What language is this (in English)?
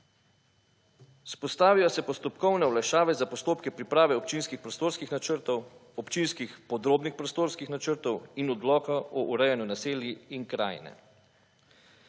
Slovenian